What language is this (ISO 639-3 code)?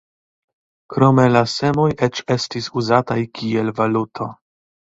epo